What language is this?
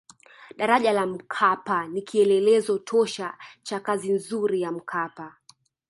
Swahili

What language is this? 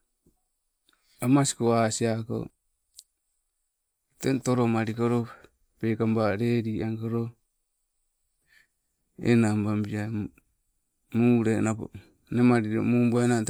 Sibe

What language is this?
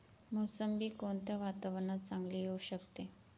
Marathi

